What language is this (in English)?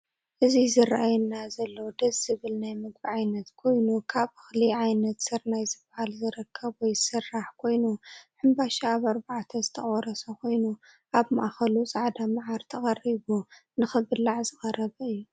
Tigrinya